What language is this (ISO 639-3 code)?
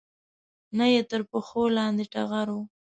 pus